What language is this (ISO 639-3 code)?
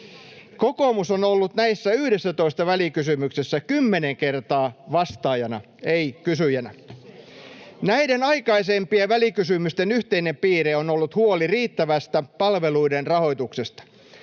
fin